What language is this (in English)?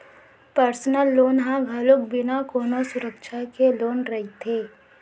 Chhattisgarhi